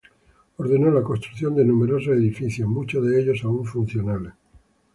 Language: Spanish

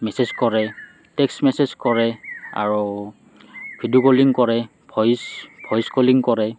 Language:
Assamese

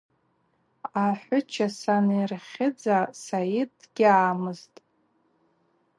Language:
Abaza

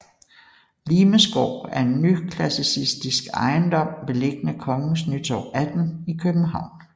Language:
Danish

